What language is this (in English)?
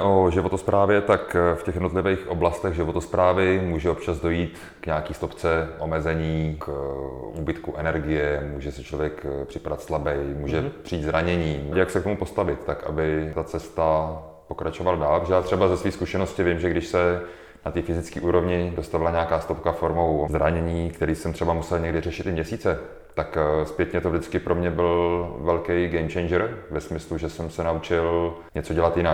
Czech